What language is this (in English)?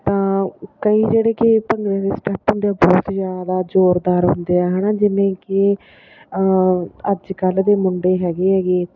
Punjabi